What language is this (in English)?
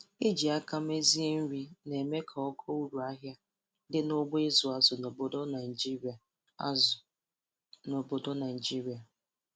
Igbo